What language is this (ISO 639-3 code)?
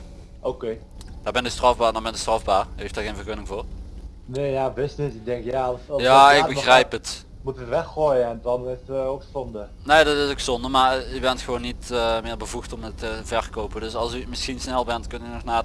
nld